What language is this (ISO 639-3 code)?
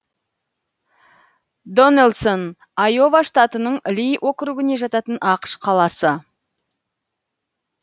kaz